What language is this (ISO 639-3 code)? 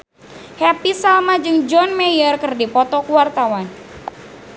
sun